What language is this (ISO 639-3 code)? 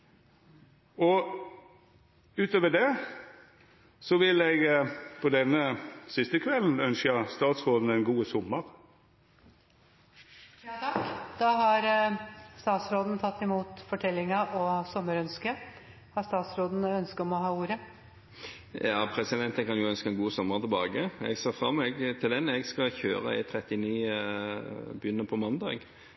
nor